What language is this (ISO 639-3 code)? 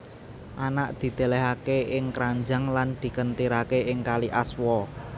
jav